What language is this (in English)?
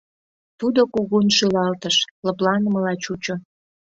Mari